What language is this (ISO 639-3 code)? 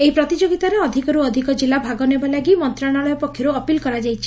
ori